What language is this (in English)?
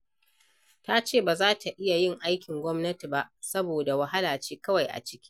Hausa